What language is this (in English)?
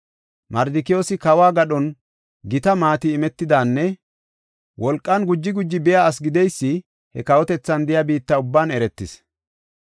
Gofa